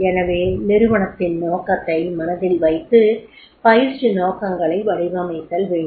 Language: Tamil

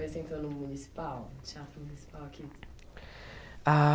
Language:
Portuguese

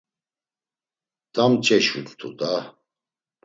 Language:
Laz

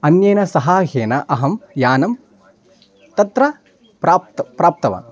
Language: Sanskrit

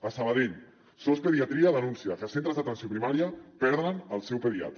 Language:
Catalan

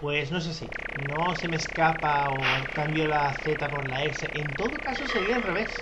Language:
Spanish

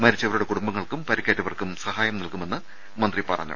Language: Malayalam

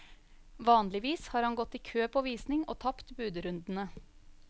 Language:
Norwegian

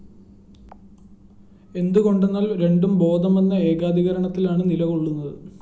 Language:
Malayalam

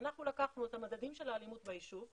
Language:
Hebrew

